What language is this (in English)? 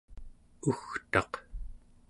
Central Yupik